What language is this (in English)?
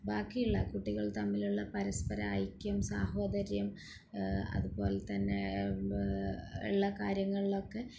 Malayalam